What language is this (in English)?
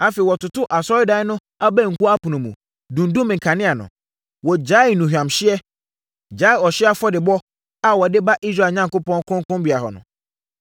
Akan